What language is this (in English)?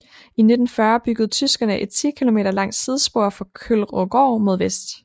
Danish